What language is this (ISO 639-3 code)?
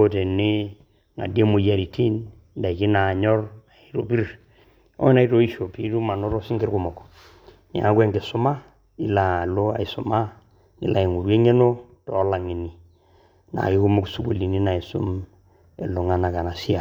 mas